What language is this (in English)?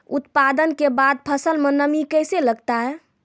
Maithili